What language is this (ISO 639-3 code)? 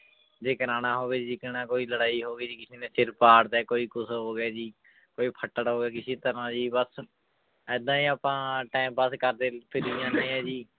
pan